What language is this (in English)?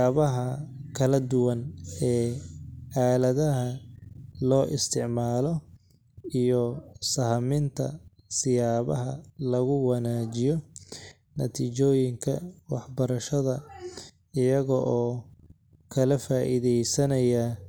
Somali